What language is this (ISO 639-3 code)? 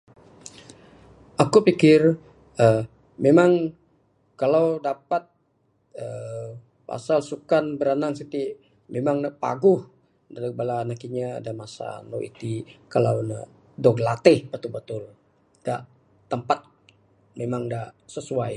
sdo